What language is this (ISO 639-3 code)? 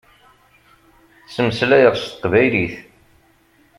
kab